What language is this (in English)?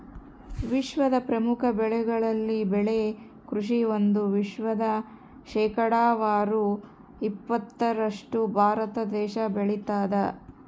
Kannada